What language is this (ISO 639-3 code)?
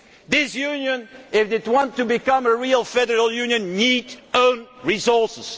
eng